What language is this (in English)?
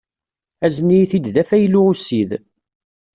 Kabyle